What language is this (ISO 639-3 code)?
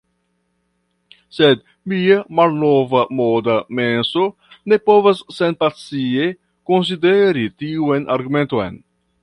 epo